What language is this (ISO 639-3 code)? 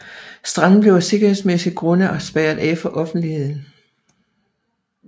dan